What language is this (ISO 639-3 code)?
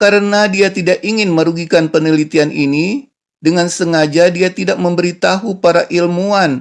ind